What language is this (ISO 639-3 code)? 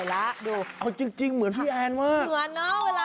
tha